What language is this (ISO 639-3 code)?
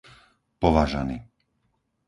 slk